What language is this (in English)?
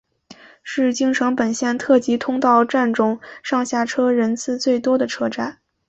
Chinese